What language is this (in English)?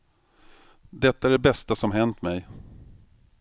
Swedish